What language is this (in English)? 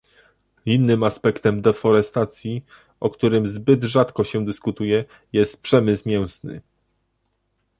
Polish